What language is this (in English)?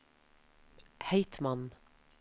Norwegian